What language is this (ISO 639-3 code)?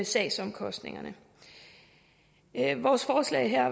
dan